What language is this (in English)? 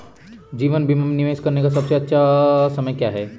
Hindi